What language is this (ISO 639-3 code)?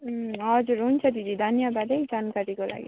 nep